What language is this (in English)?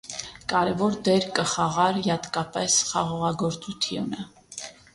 Armenian